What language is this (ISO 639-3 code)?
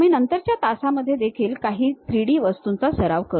mar